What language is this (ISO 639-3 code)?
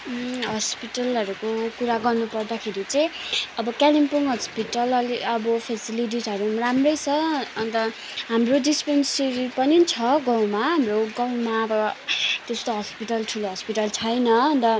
nep